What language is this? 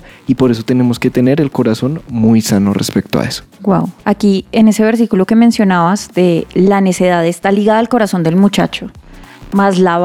Spanish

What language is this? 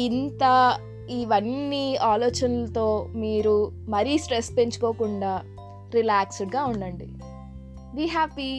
Telugu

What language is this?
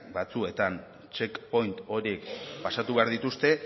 Basque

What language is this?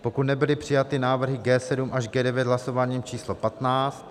Czech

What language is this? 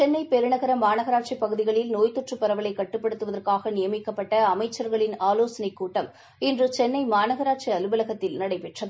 Tamil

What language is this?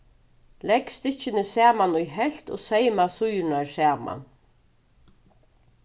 Faroese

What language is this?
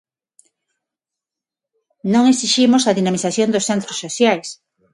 Galician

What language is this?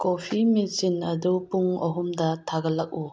Manipuri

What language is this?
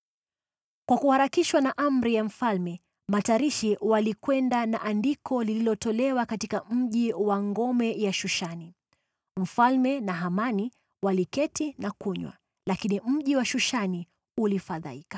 Swahili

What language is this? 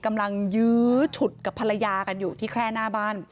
Thai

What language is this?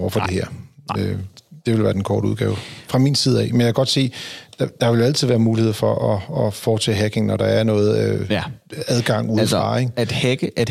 Danish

